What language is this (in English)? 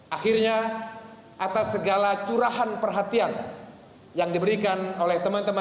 Indonesian